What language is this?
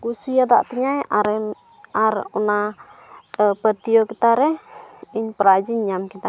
Santali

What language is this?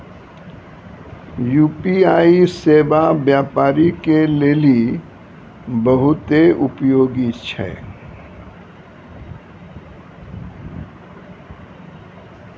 Maithili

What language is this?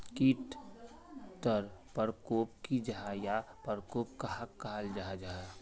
Magahi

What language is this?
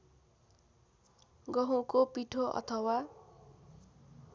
Nepali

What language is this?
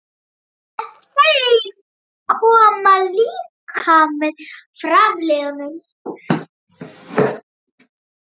Icelandic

